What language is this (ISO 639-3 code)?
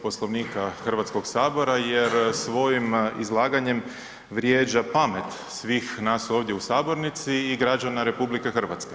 hrv